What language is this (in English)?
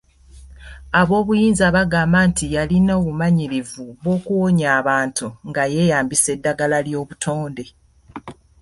Ganda